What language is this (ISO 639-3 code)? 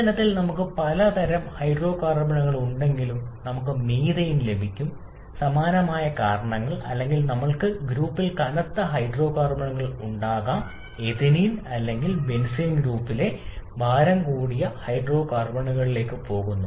mal